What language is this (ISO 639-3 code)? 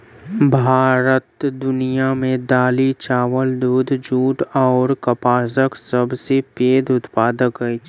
mai